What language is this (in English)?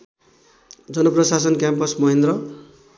Nepali